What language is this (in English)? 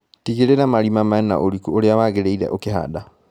Kikuyu